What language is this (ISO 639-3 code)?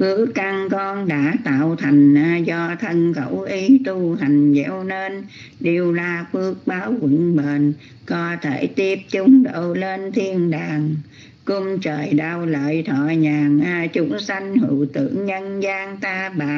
vie